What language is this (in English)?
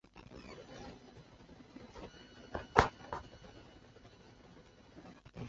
Chinese